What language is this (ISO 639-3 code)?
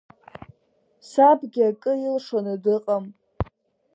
abk